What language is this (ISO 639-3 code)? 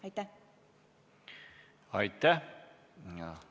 est